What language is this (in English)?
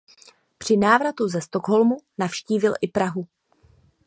Czech